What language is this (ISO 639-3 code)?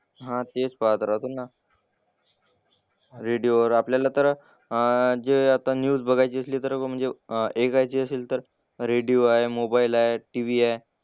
mar